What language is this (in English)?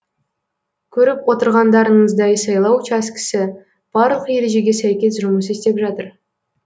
Kazakh